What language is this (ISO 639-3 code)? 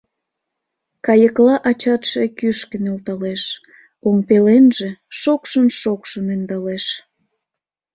chm